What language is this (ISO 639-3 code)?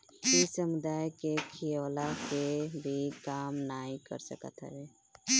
bho